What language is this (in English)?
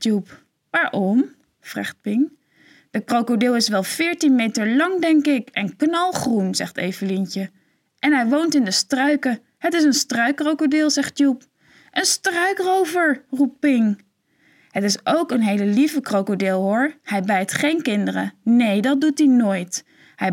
Dutch